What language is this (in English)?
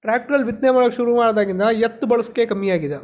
Kannada